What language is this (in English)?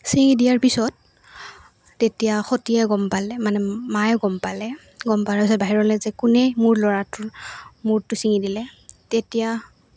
Assamese